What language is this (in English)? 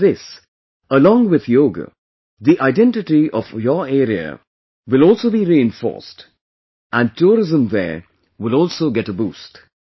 English